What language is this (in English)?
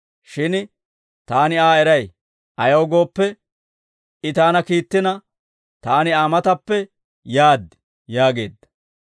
Dawro